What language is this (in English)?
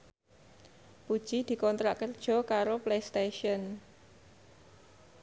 Javanese